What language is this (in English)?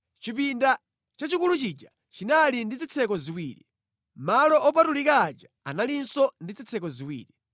Nyanja